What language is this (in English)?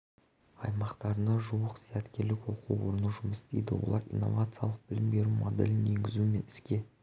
Kazakh